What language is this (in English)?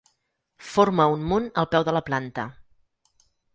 Catalan